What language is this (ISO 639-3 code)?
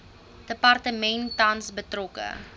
afr